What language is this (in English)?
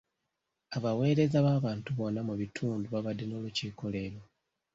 Ganda